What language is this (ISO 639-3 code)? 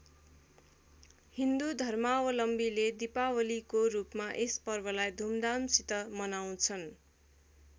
nep